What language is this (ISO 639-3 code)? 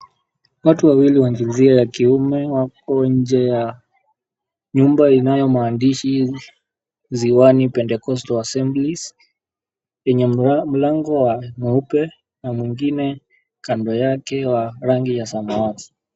swa